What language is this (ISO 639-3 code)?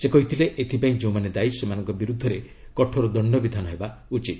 ori